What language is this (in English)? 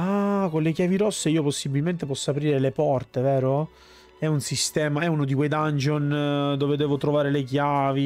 Italian